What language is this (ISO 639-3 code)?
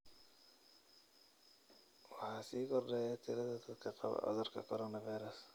som